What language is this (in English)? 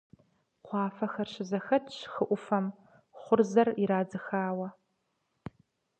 Kabardian